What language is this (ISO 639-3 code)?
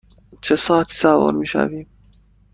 fas